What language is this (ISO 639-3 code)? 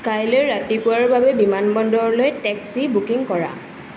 asm